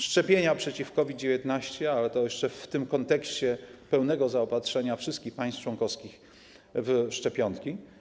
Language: Polish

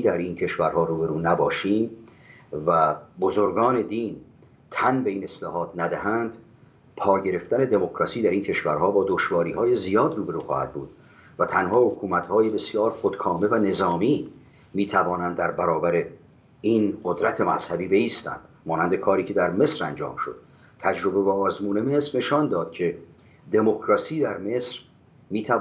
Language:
Persian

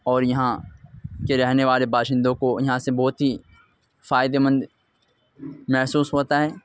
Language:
Urdu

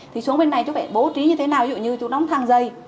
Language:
Vietnamese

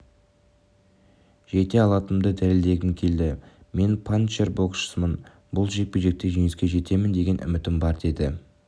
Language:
Kazakh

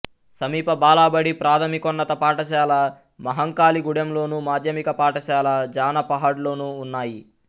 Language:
Telugu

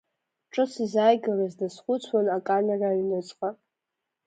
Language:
Abkhazian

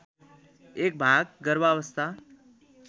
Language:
Nepali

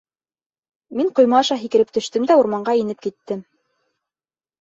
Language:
Bashkir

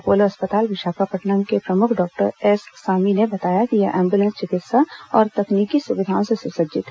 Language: Hindi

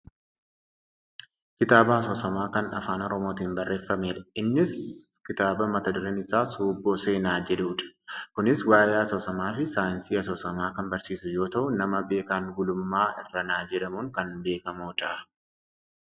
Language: Oromo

